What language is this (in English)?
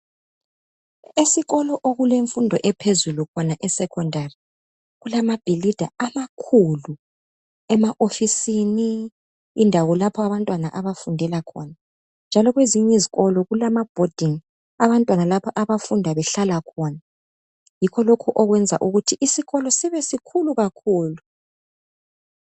North Ndebele